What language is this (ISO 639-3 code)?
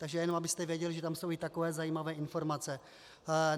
ces